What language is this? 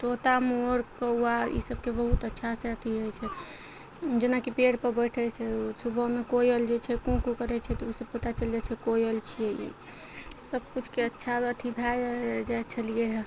Maithili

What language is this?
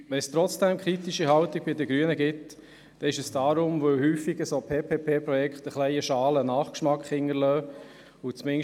Swiss German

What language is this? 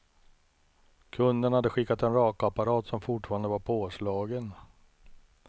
Swedish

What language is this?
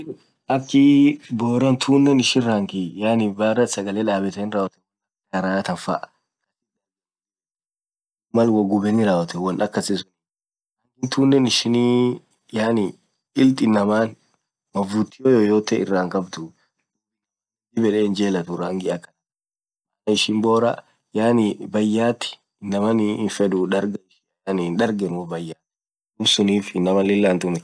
Orma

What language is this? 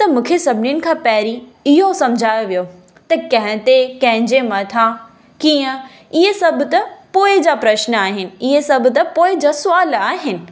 Sindhi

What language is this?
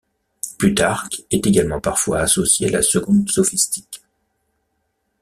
French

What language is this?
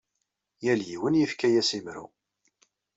Kabyle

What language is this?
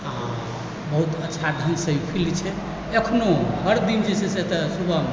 Maithili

